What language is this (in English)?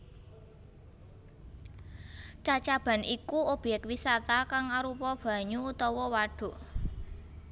Javanese